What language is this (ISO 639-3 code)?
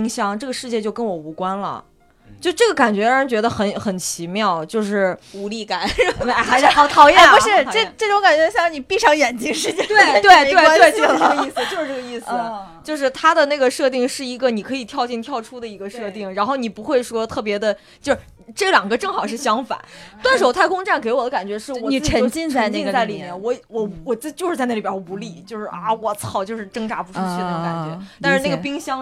zho